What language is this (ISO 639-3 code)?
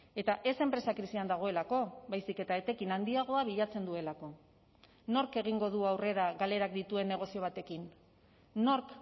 eus